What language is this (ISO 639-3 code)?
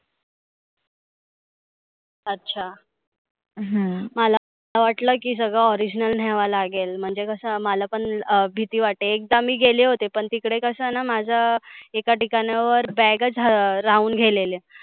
mar